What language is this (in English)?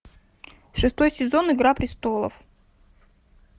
Russian